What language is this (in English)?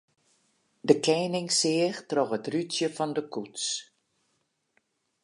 Western Frisian